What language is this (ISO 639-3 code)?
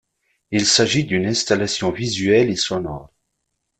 fra